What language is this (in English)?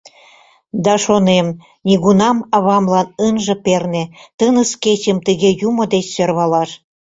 Mari